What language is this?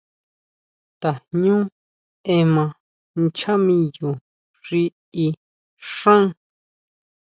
Huautla Mazatec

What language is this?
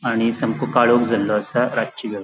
Konkani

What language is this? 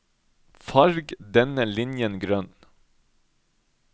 Norwegian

